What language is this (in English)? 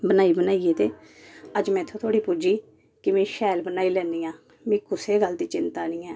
Dogri